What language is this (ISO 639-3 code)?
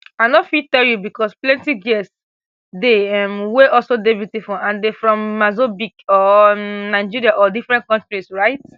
pcm